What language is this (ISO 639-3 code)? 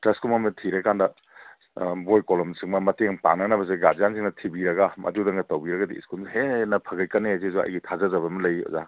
mni